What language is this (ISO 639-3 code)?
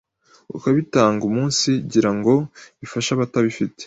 kin